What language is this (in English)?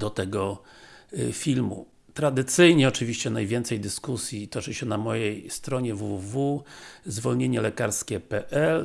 Polish